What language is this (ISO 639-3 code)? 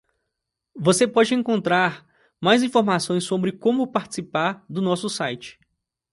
por